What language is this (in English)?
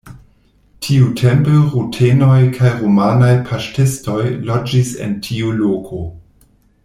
Esperanto